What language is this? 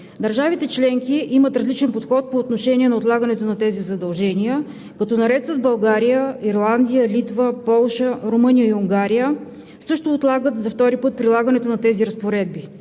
Bulgarian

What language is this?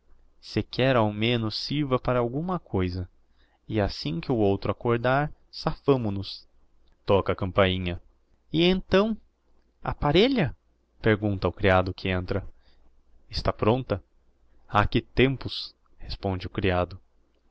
Portuguese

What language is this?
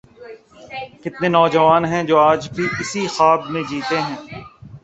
Urdu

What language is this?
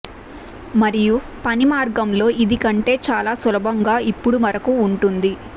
Telugu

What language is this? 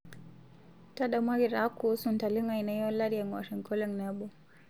Masai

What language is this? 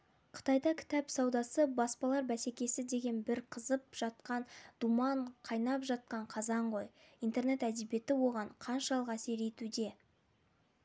Kazakh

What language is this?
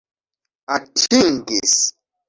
Esperanto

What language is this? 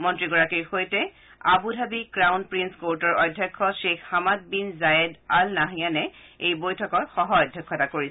Assamese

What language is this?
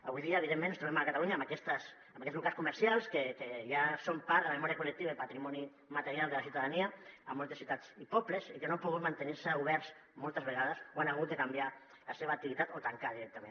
Catalan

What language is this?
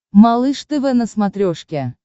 Russian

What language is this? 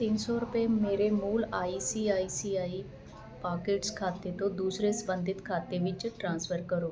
Punjabi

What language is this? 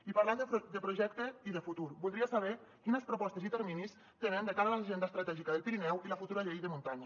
Catalan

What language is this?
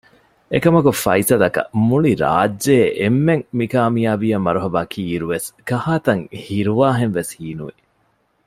Divehi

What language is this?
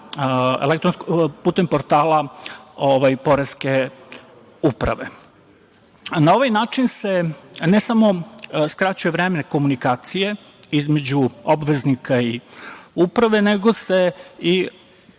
Serbian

